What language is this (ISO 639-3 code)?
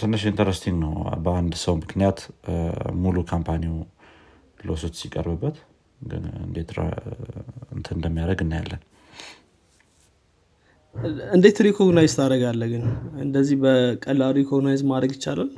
amh